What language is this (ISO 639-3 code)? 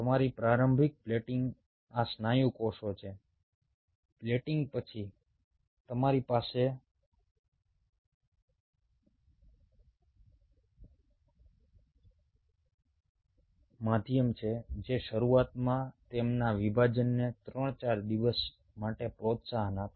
guj